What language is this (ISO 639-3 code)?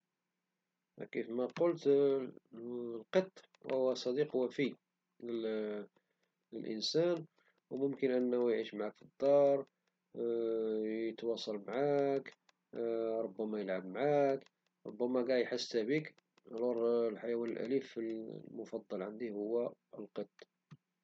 ary